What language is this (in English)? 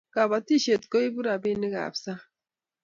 Kalenjin